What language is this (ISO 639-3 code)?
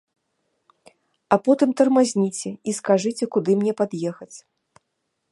bel